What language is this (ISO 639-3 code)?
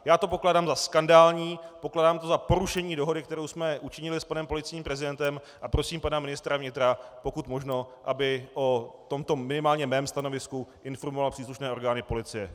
ces